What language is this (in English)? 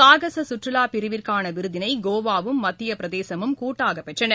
Tamil